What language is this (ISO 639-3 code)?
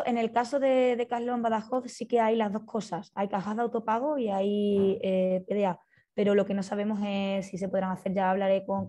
spa